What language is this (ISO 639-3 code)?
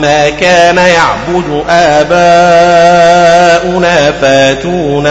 ara